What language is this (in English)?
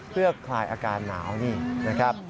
Thai